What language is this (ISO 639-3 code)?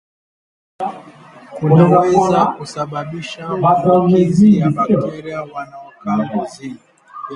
swa